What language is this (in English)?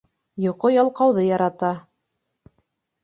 Bashkir